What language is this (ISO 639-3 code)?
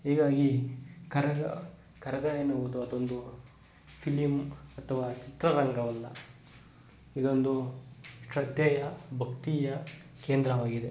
kan